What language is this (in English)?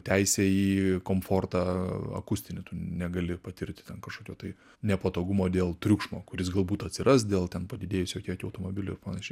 Lithuanian